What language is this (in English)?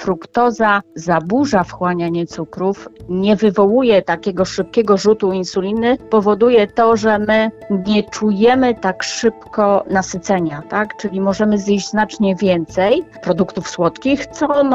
Polish